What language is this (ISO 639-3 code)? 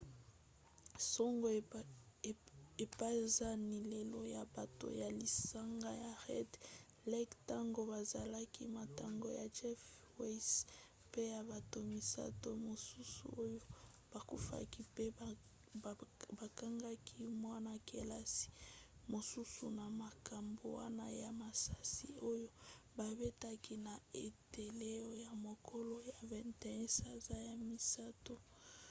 lin